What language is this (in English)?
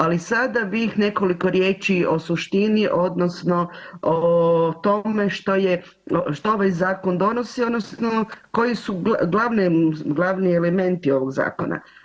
Croatian